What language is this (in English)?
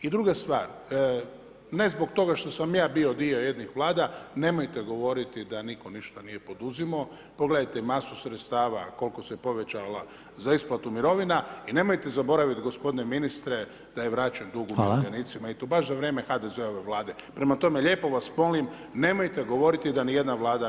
Croatian